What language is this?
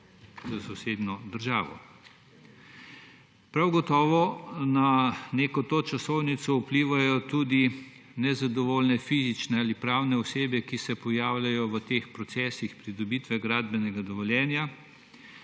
Slovenian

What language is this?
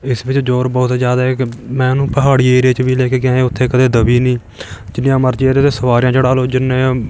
Punjabi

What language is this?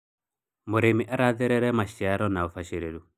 Kikuyu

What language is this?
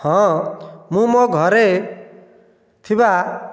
Odia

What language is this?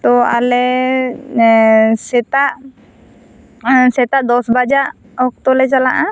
Santali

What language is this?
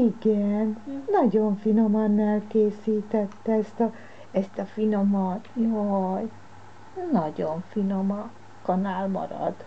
Hungarian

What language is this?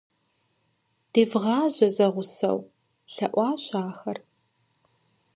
Kabardian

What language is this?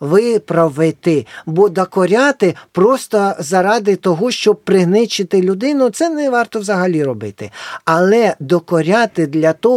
Ukrainian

